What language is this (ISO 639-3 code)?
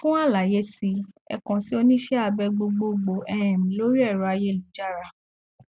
yor